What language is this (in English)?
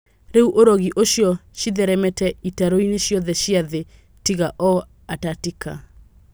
Kikuyu